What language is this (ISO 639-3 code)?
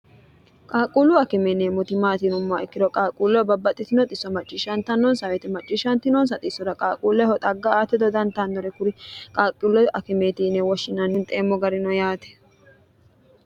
sid